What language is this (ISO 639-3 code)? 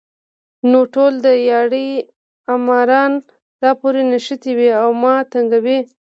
pus